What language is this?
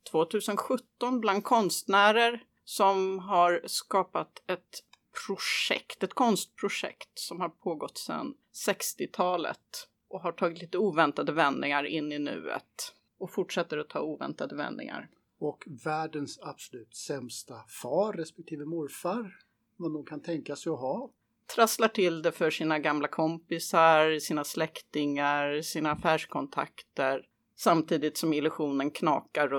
Swedish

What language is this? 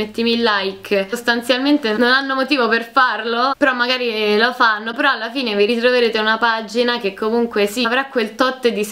Italian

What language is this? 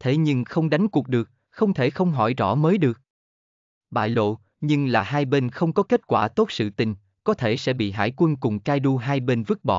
Vietnamese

